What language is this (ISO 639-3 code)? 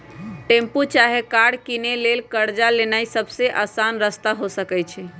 mag